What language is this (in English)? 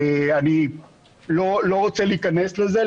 Hebrew